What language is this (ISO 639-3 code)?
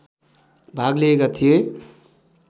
nep